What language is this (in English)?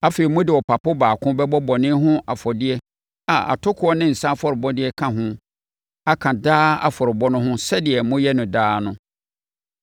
Akan